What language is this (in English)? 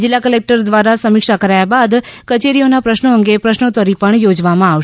Gujarati